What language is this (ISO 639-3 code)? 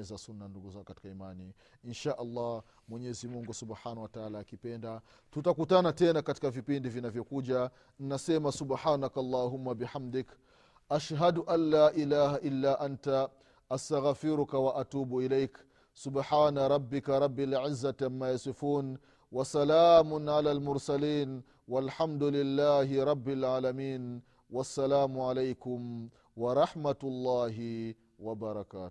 swa